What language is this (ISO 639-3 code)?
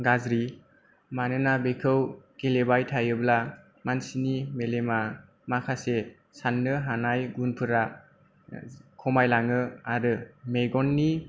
brx